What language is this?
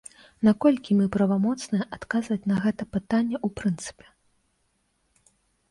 Belarusian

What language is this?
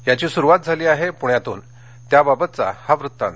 Marathi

